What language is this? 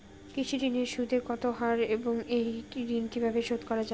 Bangla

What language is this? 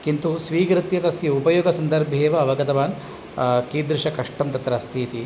Sanskrit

